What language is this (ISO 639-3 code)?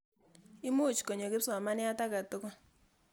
kln